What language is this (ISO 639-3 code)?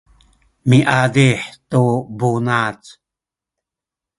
szy